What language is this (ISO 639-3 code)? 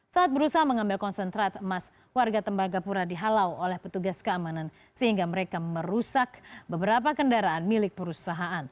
ind